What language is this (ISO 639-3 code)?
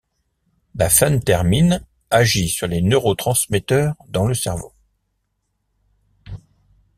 fra